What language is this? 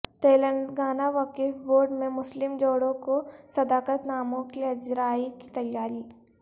Urdu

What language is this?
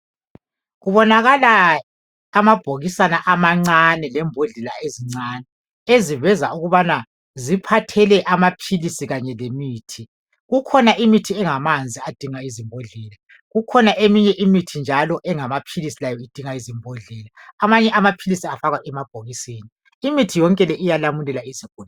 North Ndebele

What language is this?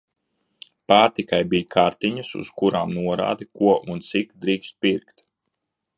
Latvian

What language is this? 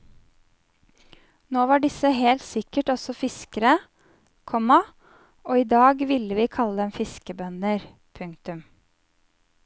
Norwegian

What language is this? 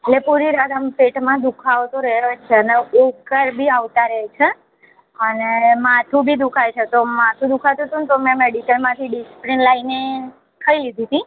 Gujarati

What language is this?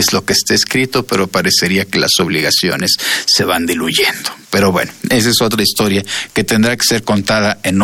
Spanish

